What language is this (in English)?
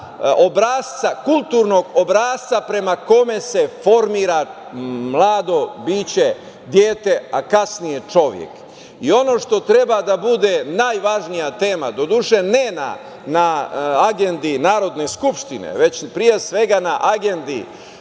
Serbian